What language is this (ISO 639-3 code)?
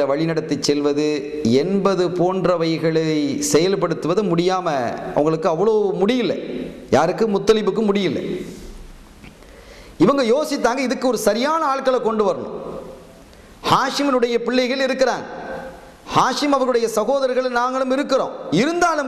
ara